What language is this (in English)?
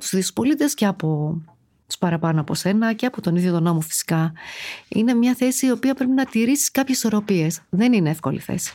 Greek